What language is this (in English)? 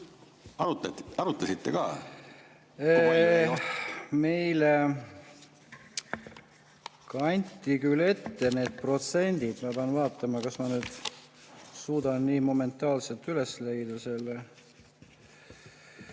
Estonian